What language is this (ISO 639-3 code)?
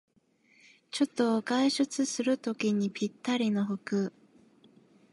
jpn